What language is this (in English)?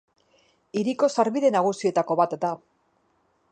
Basque